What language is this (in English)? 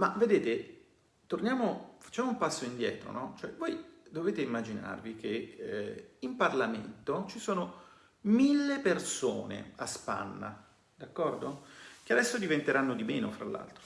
Italian